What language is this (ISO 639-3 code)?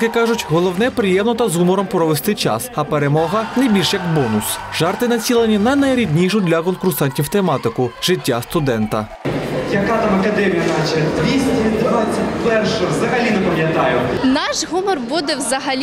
ukr